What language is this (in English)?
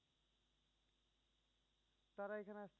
Bangla